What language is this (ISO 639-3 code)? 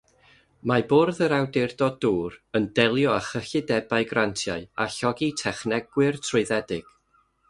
cym